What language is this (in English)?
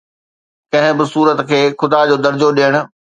Sindhi